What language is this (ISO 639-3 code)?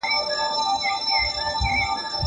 pus